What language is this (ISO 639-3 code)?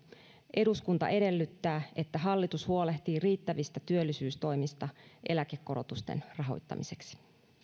fin